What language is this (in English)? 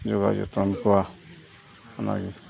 Santali